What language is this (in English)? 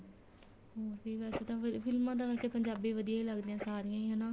Punjabi